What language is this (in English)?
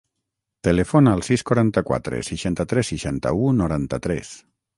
Catalan